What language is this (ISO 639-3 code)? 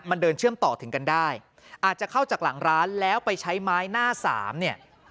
tha